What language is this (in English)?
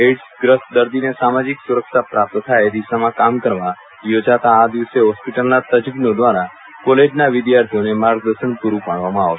Gujarati